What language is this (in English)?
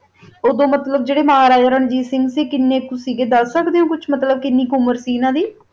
Punjabi